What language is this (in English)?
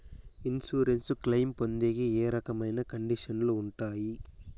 Telugu